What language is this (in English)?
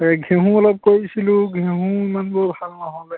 Assamese